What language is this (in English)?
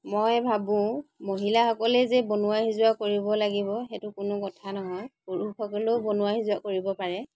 Assamese